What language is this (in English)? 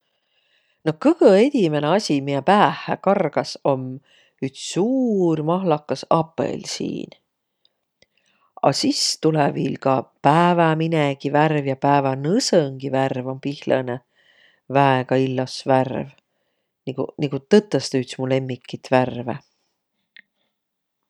Võro